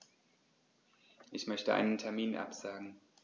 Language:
German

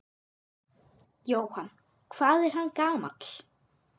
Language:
Icelandic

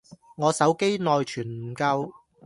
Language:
Cantonese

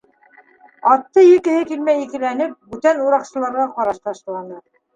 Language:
Bashkir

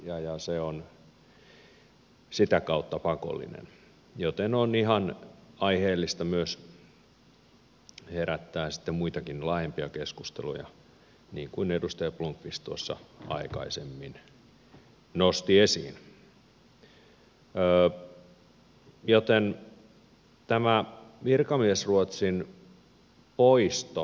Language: Finnish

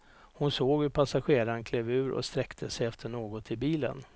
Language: Swedish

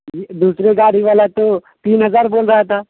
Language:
Urdu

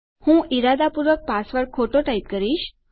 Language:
Gujarati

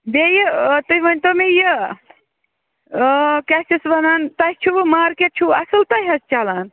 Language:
Kashmiri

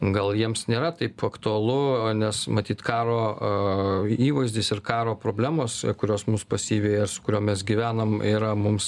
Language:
Lithuanian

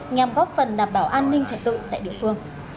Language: Vietnamese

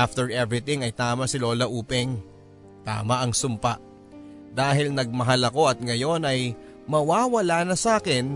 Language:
Filipino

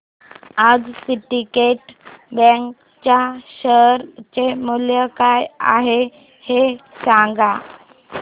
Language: Marathi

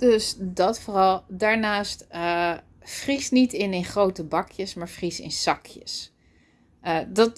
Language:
Dutch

